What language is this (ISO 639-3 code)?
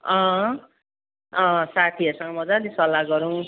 nep